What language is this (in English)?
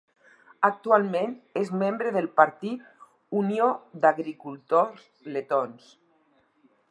Catalan